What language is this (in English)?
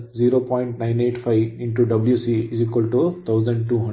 Kannada